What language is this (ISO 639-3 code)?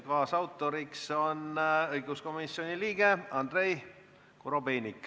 est